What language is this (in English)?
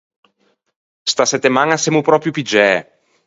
Ligurian